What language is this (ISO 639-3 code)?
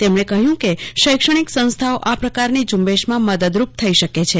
guj